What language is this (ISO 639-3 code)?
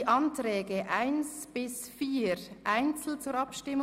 gsw